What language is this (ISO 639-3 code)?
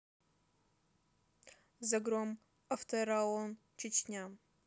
rus